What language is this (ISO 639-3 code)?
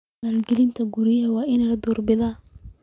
som